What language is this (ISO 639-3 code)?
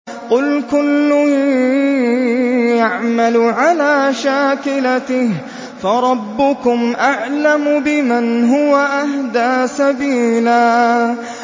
ara